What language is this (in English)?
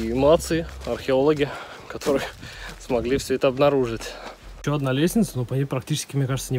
Russian